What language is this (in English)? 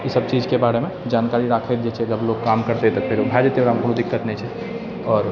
Maithili